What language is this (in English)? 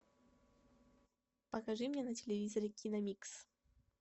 Russian